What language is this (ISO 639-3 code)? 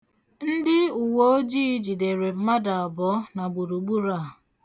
ibo